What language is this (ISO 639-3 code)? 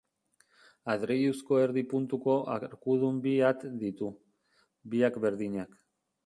eus